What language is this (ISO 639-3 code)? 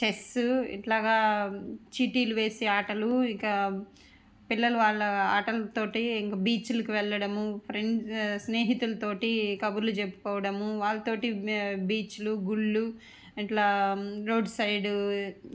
tel